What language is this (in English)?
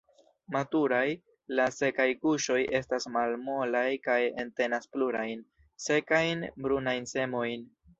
Esperanto